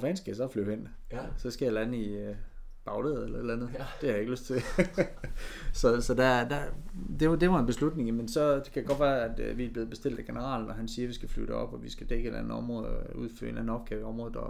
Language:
Danish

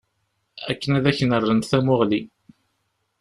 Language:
Kabyle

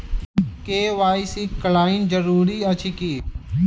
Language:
Maithili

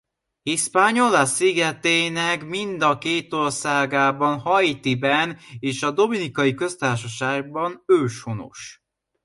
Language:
Hungarian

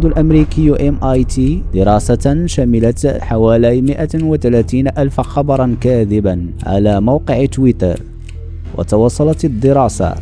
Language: Arabic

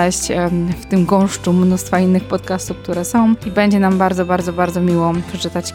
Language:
Polish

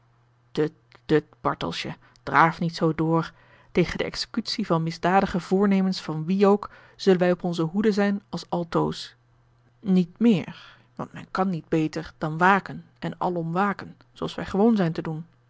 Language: Dutch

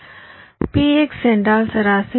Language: Tamil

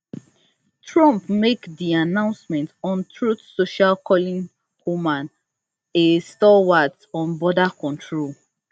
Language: Nigerian Pidgin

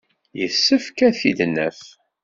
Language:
Kabyle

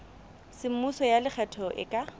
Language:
Southern Sotho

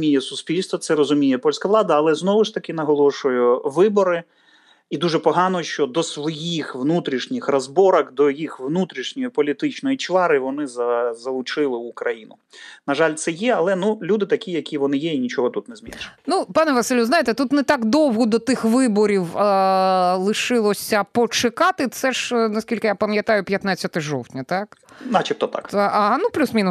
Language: Ukrainian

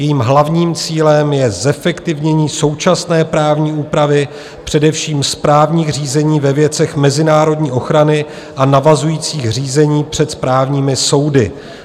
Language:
Czech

